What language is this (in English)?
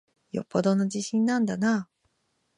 Japanese